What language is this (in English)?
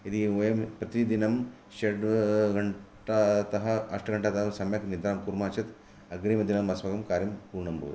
Sanskrit